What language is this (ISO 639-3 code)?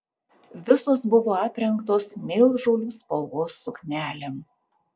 lit